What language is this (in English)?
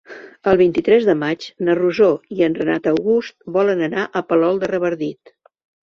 Catalan